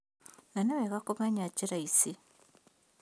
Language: Kikuyu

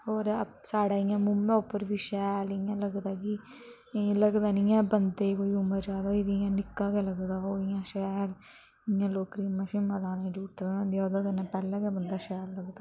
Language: Dogri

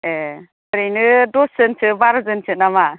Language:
Bodo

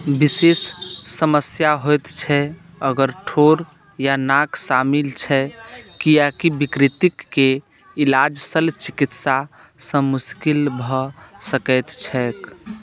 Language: Maithili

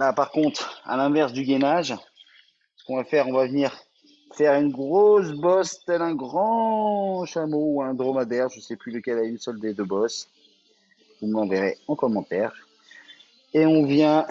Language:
French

